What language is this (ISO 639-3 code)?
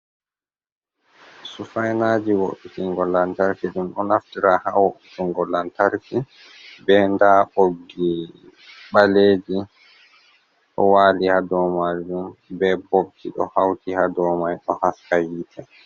ful